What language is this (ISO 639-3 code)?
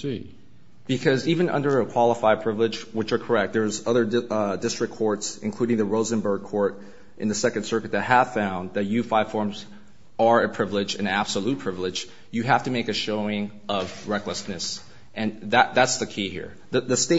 eng